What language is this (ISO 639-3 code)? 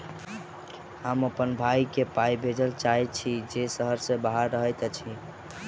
mai